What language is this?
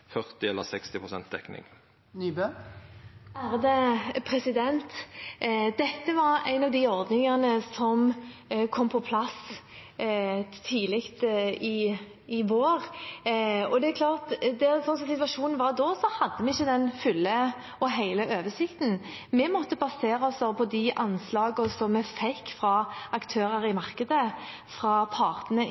Norwegian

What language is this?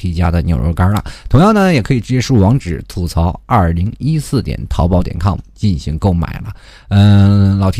Chinese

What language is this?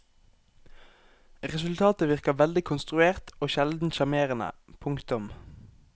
Norwegian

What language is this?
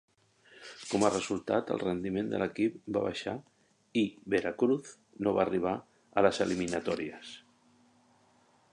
Catalan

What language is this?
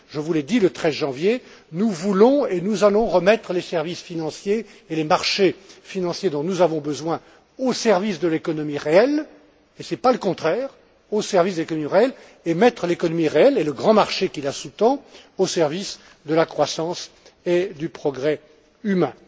French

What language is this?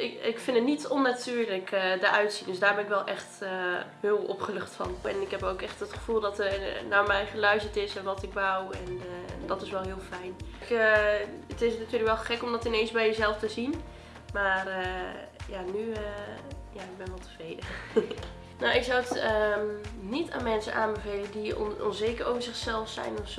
Dutch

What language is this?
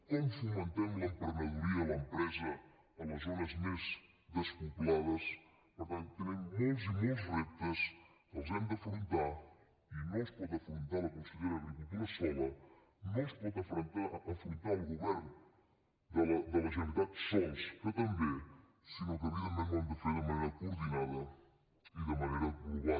Catalan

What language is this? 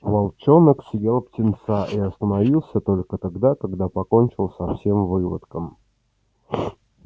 Russian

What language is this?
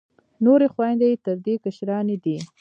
Pashto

